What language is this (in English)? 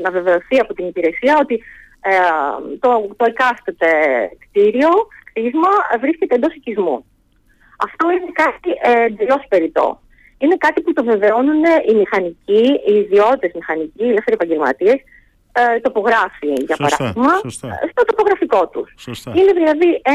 Greek